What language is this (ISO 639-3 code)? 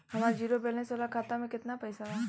bho